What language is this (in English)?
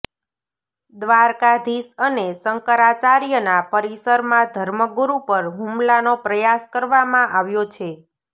Gujarati